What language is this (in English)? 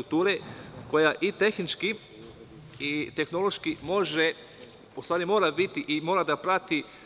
Serbian